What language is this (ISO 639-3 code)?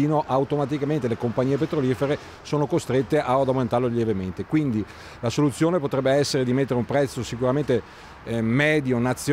ita